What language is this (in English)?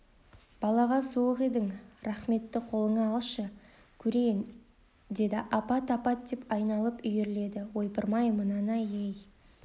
Kazakh